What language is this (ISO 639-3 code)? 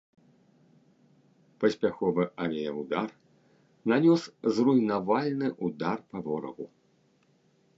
bel